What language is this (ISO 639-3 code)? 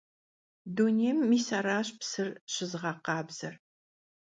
kbd